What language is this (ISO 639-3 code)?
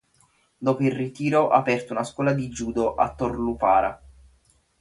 ita